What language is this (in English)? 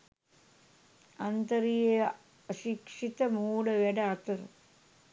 Sinhala